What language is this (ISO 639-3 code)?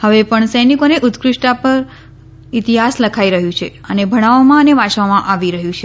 guj